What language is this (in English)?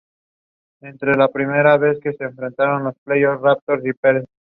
Spanish